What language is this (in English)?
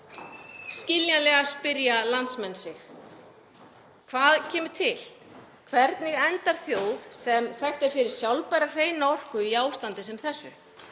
Icelandic